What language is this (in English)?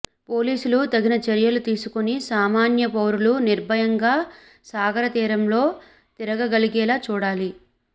Telugu